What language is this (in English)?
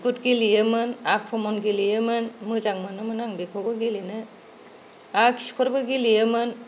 Bodo